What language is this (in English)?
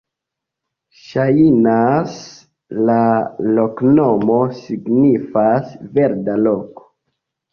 Esperanto